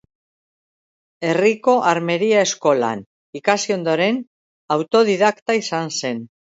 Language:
Basque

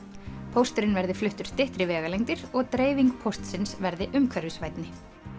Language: Icelandic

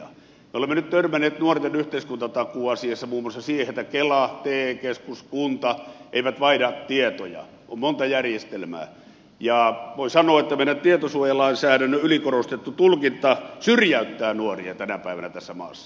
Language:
Finnish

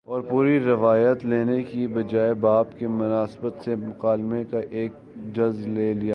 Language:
Urdu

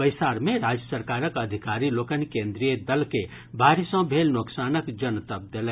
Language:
Maithili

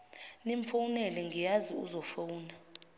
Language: Zulu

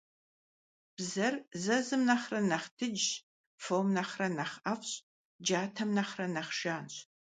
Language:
Kabardian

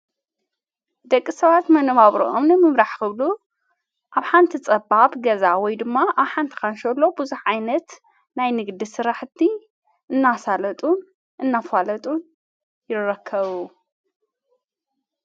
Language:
Tigrinya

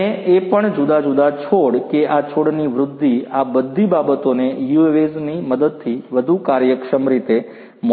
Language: Gujarati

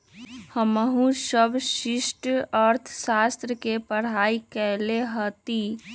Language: Magahi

